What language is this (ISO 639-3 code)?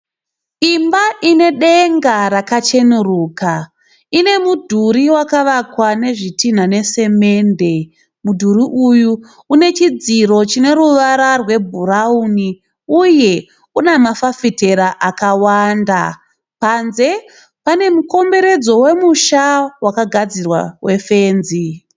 sna